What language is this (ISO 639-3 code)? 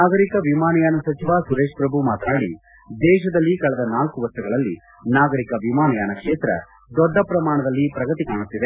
kan